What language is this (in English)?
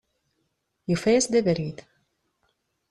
Kabyle